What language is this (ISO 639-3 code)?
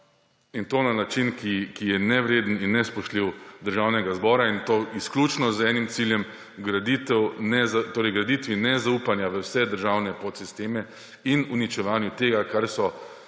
slv